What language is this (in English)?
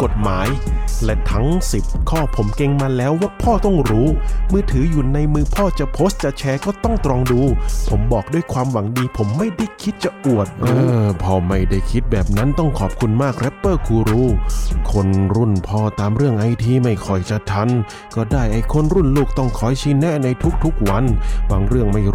Thai